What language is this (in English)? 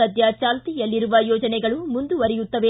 Kannada